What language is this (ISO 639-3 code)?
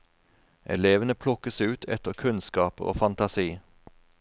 nor